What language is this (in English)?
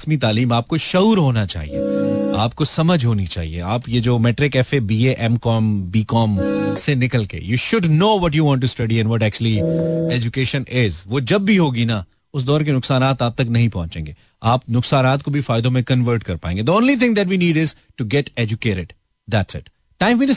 Hindi